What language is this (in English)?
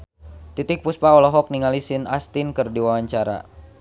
Sundanese